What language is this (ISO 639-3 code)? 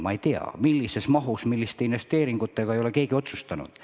est